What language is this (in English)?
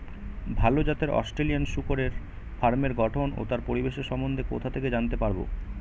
Bangla